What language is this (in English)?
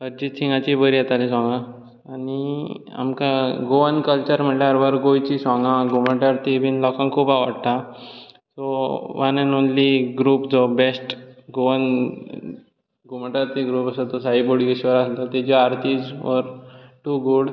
Konkani